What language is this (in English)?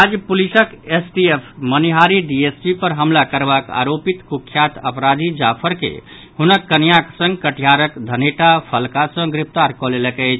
Maithili